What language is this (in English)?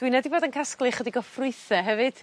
Welsh